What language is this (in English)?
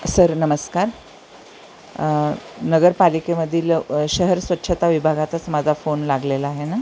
Marathi